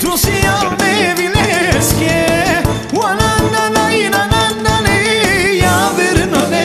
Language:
Romanian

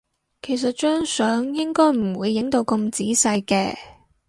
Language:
Cantonese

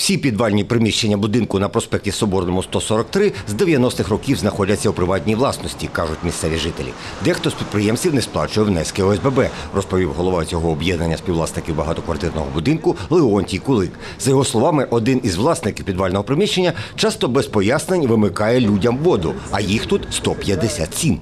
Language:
Ukrainian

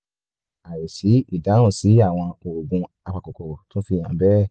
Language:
Yoruba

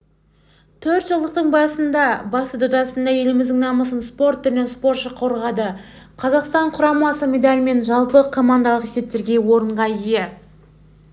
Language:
Kazakh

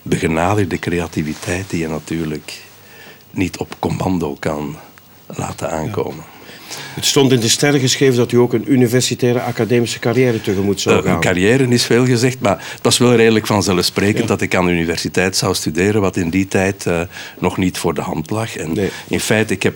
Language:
Dutch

